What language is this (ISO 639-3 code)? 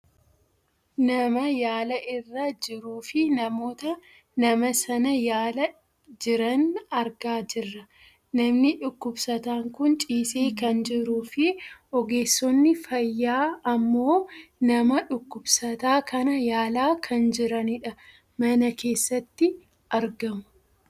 orm